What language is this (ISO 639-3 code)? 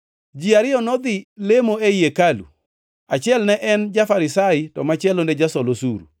luo